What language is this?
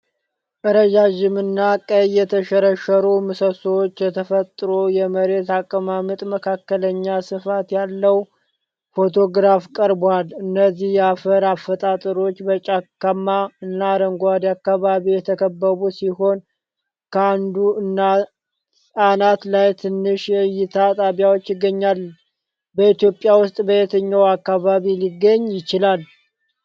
Amharic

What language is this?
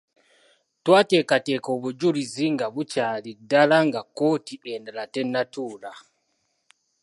Ganda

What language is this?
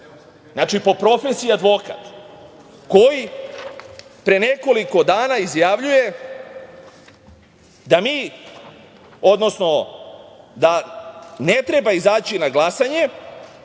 Serbian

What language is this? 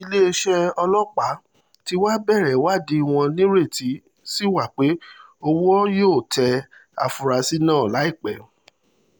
Yoruba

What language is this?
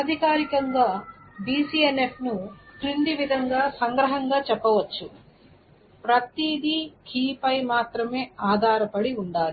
Telugu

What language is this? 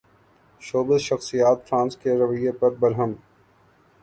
Urdu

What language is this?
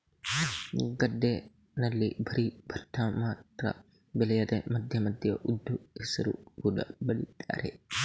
Kannada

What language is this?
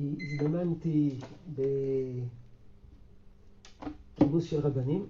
Hebrew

